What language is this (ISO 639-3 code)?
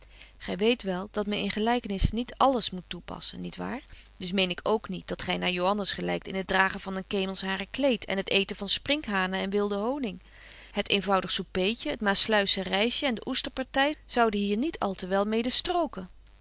nld